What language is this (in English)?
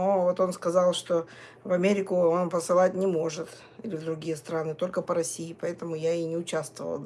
Russian